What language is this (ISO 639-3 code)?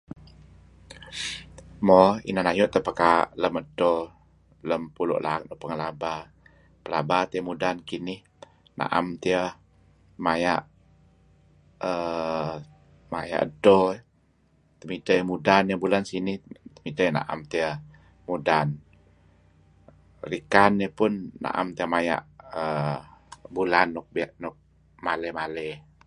kzi